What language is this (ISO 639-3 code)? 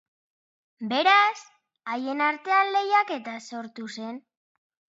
eus